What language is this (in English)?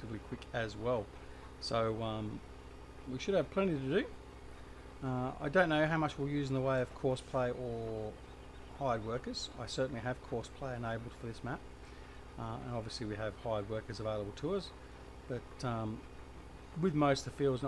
English